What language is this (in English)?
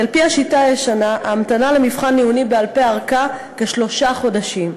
Hebrew